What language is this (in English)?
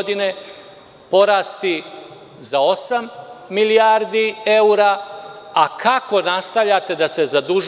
Serbian